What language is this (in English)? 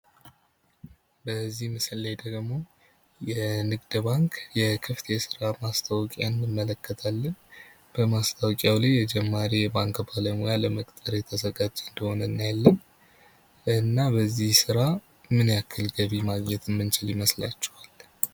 Amharic